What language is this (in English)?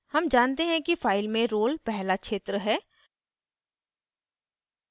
Hindi